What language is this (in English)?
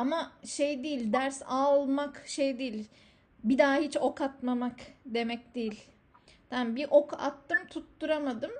Turkish